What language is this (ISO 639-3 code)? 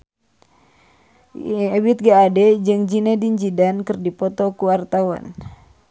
sun